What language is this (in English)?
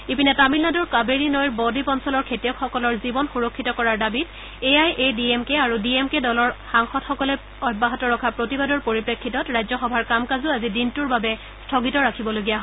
Assamese